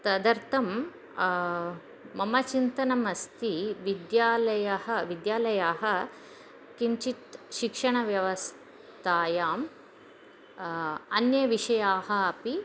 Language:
Sanskrit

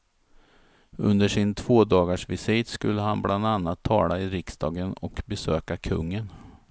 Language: Swedish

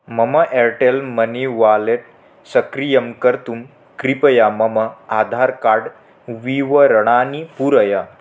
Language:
Sanskrit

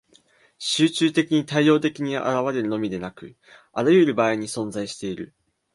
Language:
Japanese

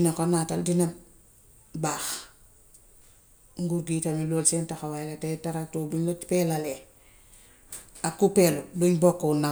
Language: Gambian Wolof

